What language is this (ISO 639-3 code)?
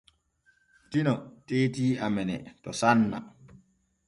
fue